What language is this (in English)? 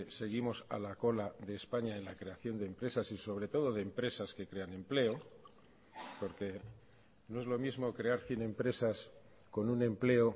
Spanish